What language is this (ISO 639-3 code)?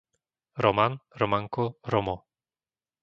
slk